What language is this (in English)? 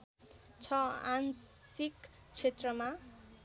Nepali